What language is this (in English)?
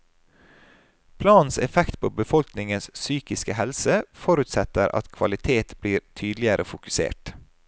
Norwegian